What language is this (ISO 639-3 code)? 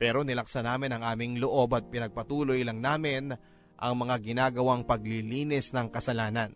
fil